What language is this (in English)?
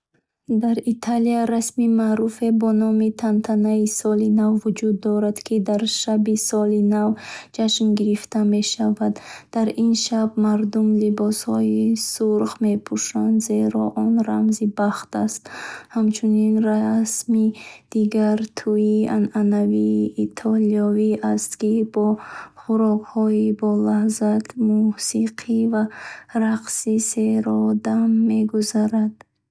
Bukharic